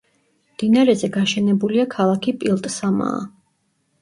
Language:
Georgian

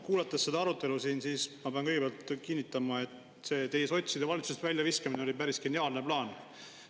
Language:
Estonian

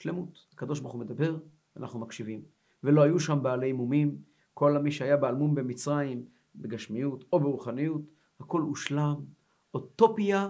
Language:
Hebrew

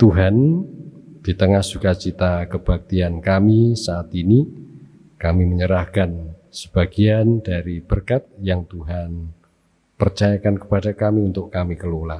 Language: Indonesian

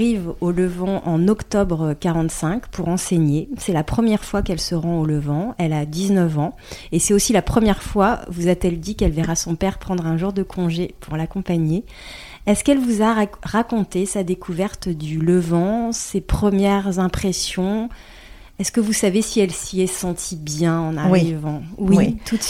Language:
French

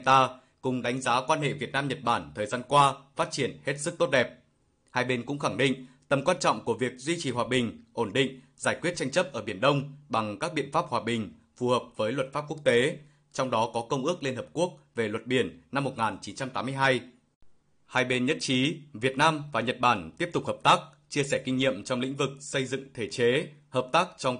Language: Vietnamese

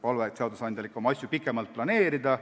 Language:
Estonian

